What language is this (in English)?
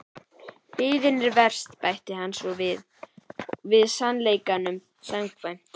Icelandic